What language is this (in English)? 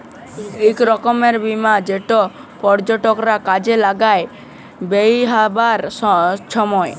Bangla